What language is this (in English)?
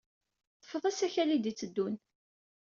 Kabyle